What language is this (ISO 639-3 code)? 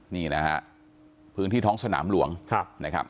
tha